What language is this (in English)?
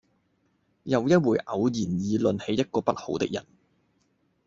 Cantonese